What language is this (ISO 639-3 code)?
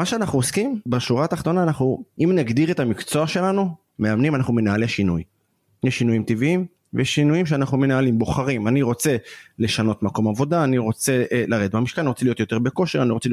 heb